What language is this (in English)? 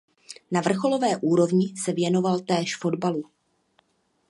Czech